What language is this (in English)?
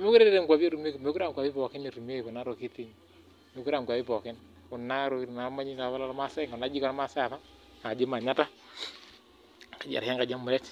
Masai